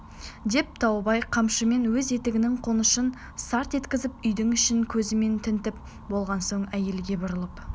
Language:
Kazakh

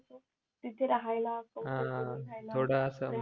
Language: Marathi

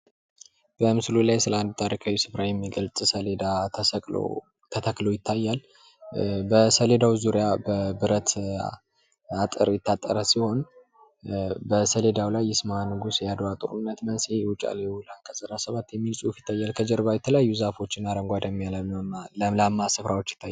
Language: Amharic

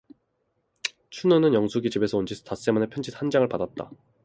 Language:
Korean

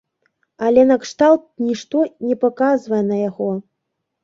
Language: Belarusian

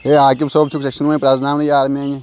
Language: Kashmiri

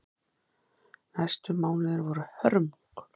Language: Icelandic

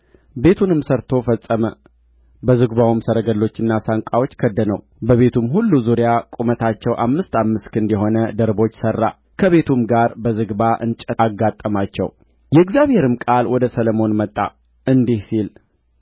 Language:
Amharic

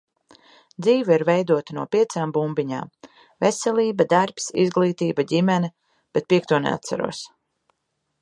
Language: Latvian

